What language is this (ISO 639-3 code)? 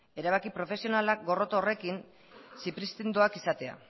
eus